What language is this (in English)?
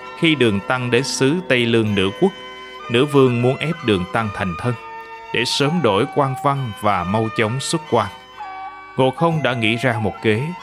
Vietnamese